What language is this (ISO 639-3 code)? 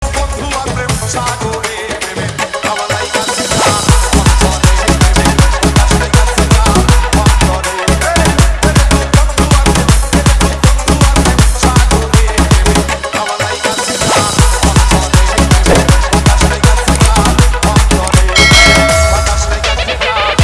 ben